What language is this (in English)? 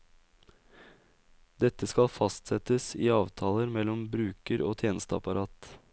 Norwegian